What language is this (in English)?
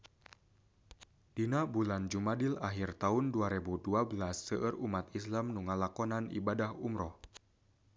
Sundanese